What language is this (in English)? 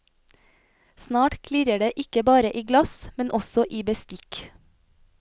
Norwegian